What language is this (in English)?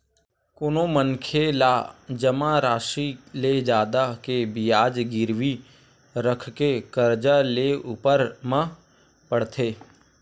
Chhattisgarhi